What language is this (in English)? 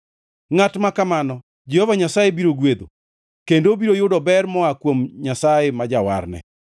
Luo (Kenya and Tanzania)